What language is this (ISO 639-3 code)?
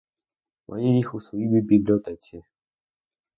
ukr